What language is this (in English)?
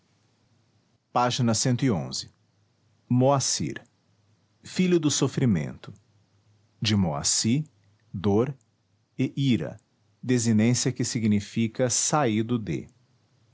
Portuguese